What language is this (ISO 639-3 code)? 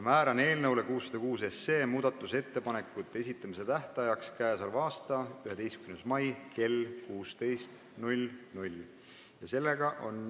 est